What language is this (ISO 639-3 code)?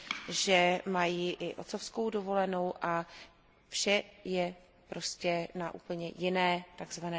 ces